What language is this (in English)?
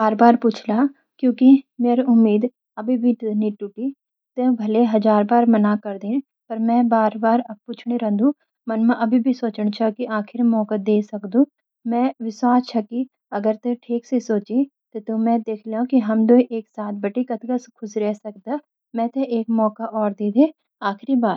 Garhwali